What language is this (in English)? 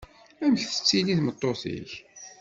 Kabyle